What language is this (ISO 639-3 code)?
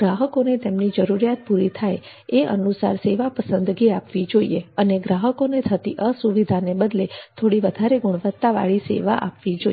guj